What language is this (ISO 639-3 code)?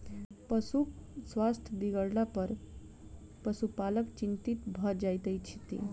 mai